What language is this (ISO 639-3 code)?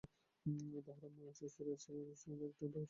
ben